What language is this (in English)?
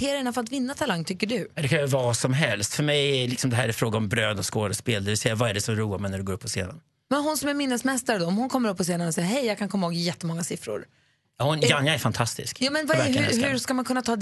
Swedish